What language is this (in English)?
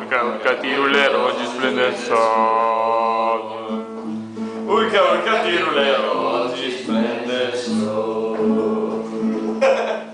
Italian